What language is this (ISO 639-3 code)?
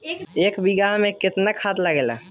bho